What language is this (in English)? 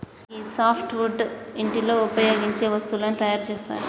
Telugu